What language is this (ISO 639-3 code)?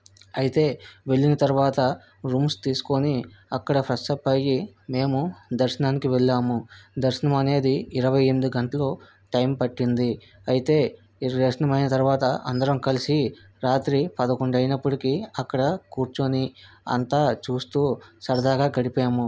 tel